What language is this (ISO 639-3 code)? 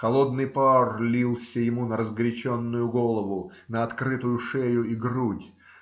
rus